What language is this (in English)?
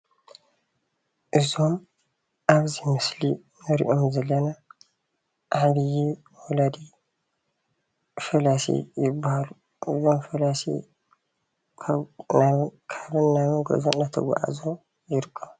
Tigrinya